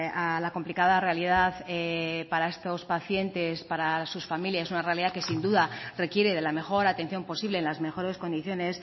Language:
Spanish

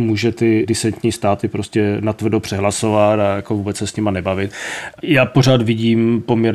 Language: Czech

